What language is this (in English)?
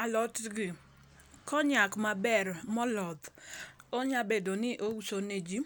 Luo (Kenya and Tanzania)